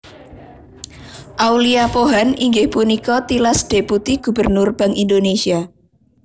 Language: Javanese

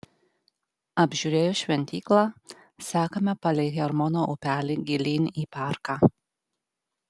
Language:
Lithuanian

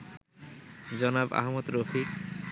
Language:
Bangla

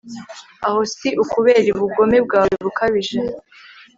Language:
Kinyarwanda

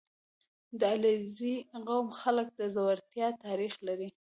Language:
Pashto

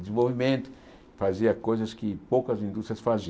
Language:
Portuguese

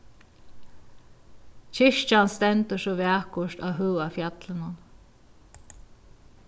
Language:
Faroese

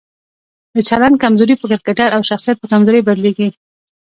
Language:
Pashto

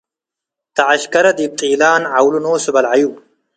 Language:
Tigre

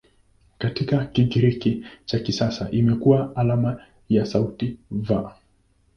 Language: Swahili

